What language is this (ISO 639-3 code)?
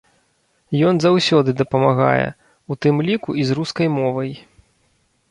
bel